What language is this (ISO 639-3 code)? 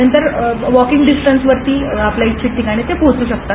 mar